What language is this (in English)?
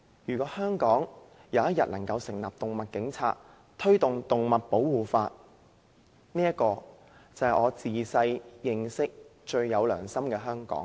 Cantonese